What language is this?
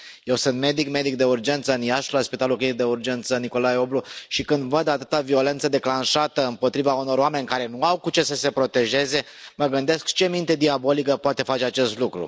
Romanian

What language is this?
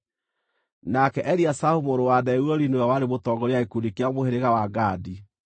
Kikuyu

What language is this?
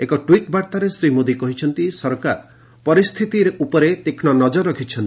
Odia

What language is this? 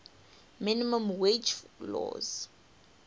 English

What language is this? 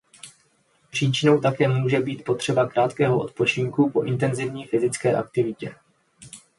Czech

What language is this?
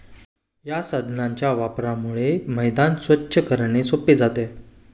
Marathi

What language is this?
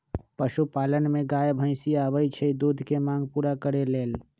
Magahi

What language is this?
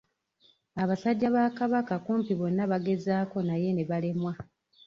Ganda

